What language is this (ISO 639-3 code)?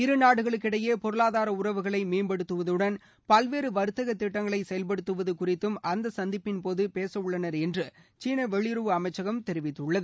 tam